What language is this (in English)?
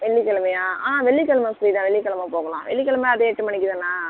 Tamil